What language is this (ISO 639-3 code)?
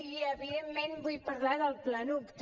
cat